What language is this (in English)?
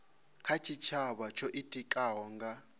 Venda